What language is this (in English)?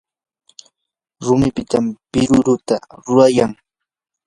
Yanahuanca Pasco Quechua